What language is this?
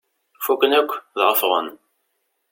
Kabyle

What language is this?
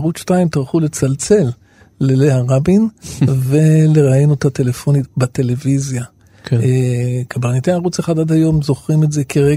Hebrew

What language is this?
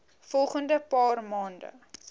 Afrikaans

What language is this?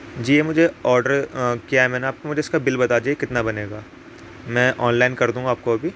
Urdu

